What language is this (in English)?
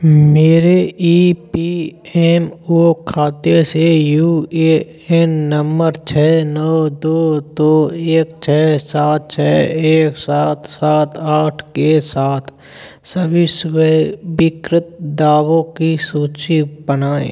Hindi